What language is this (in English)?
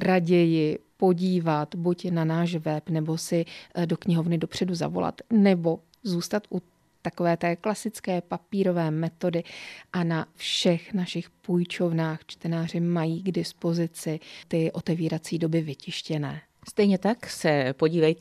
Czech